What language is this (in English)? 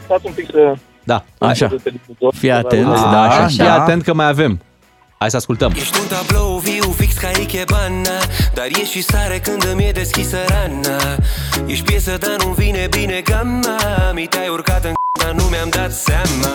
Romanian